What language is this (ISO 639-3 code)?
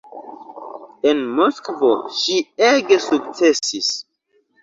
epo